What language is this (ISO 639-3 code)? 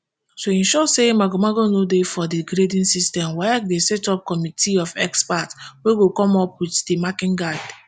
pcm